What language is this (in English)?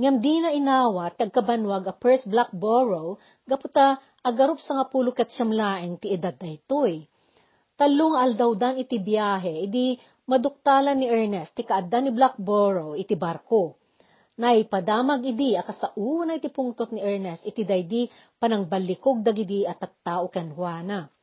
Filipino